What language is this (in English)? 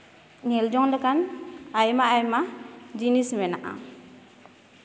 Santali